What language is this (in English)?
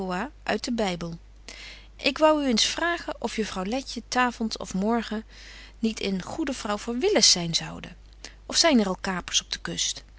Dutch